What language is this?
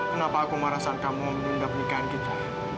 Indonesian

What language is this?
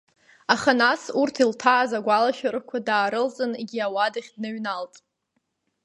Abkhazian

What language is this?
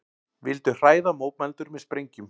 Icelandic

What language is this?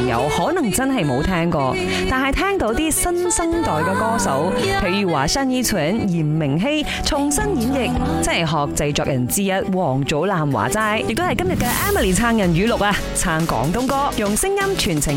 Chinese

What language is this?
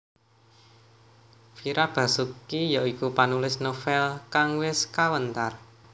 Javanese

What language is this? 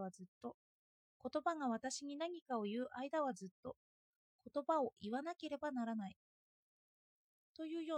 Japanese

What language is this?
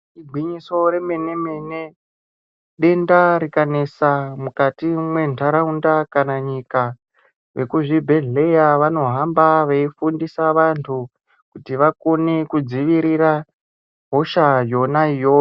Ndau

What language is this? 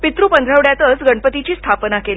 Marathi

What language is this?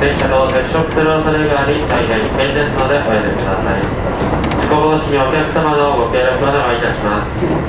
Japanese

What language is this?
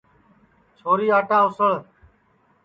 Sansi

